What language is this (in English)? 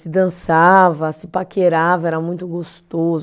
Portuguese